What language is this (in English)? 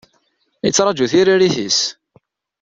Kabyle